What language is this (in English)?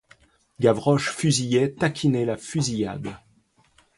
French